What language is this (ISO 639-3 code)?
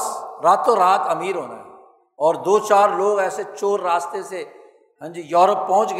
urd